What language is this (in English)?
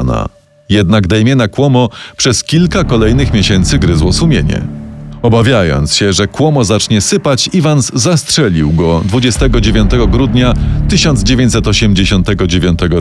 Polish